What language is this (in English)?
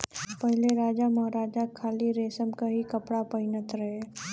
Bhojpuri